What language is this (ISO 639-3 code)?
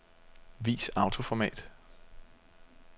dan